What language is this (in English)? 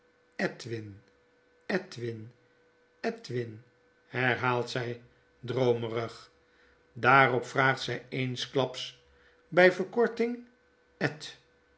Dutch